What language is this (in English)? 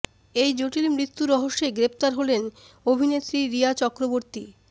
Bangla